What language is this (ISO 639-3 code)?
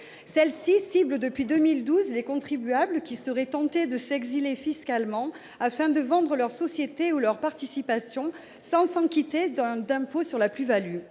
fra